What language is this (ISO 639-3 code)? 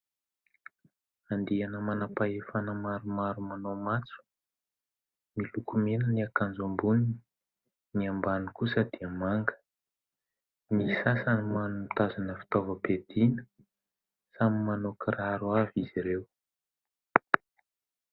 mlg